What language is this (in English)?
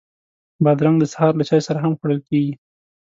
Pashto